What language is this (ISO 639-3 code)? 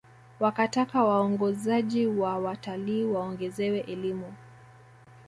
swa